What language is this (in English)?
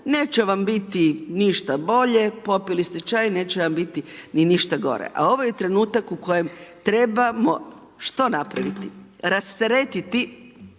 Croatian